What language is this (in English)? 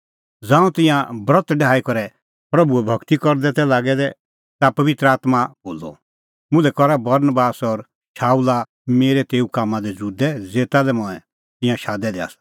Kullu Pahari